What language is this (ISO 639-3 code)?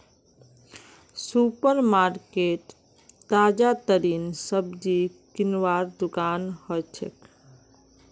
mag